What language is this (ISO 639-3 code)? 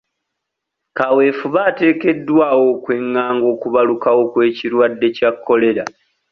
lug